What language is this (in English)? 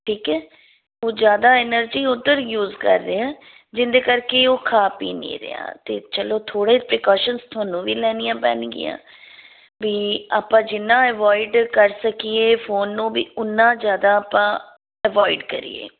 Punjabi